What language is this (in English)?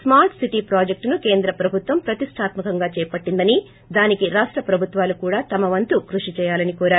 Telugu